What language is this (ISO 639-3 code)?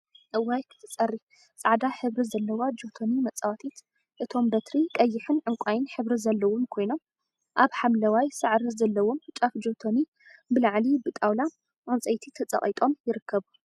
tir